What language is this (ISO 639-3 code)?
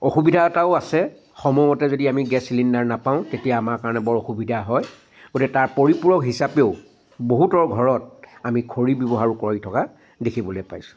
asm